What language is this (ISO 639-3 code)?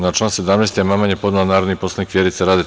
srp